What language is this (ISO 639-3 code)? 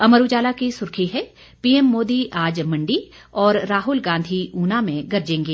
hin